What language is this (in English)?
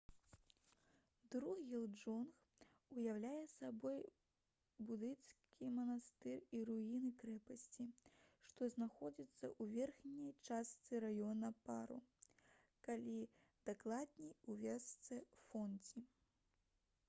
Belarusian